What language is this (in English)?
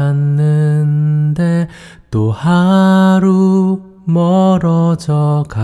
Korean